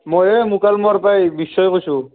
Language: Assamese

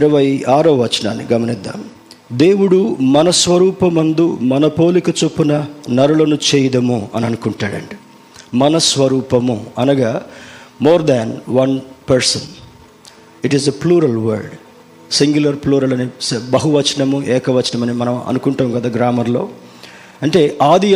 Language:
Telugu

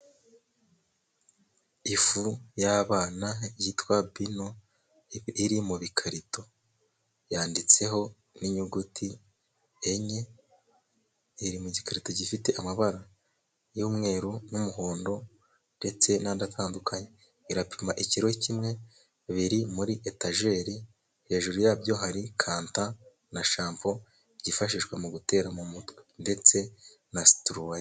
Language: Kinyarwanda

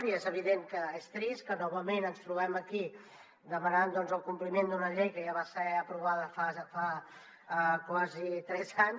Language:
Catalan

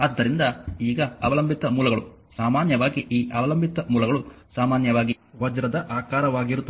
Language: Kannada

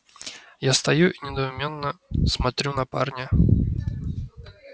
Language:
Russian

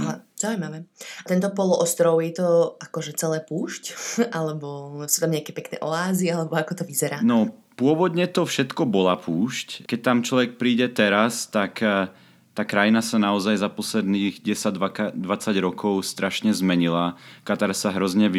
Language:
Slovak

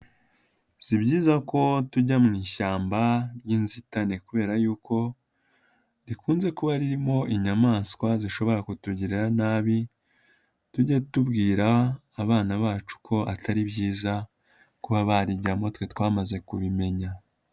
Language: Kinyarwanda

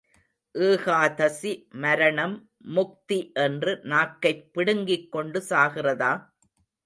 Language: Tamil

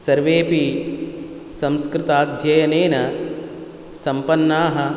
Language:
Sanskrit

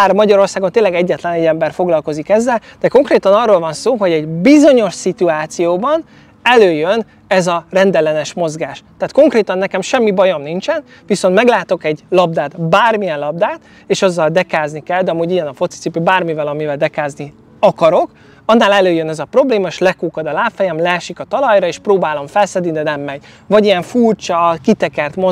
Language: Hungarian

